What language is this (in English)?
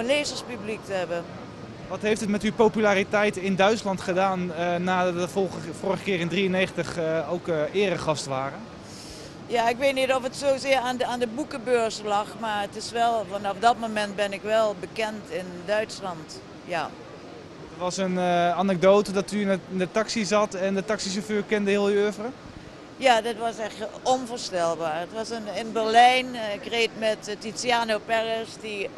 Dutch